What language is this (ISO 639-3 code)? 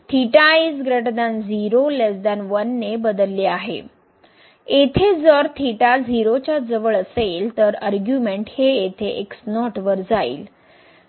mar